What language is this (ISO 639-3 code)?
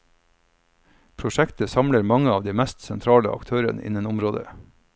nor